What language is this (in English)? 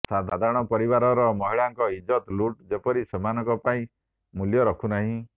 Odia